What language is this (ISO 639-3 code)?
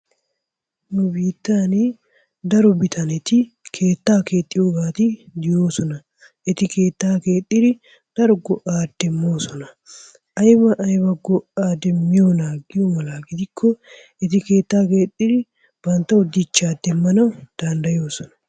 wal